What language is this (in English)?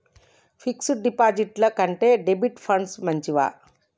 Telugu